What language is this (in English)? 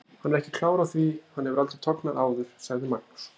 Icelandic